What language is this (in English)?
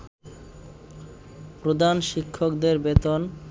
Bangla